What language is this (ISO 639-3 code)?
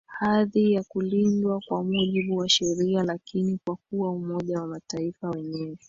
swa